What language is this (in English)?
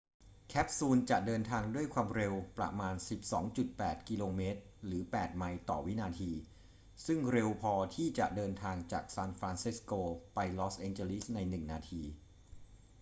Thai